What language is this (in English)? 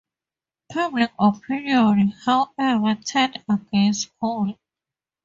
English